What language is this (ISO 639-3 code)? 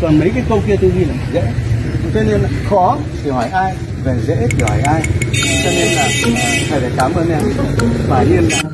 vie